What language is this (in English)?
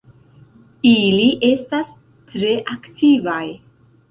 Esperanto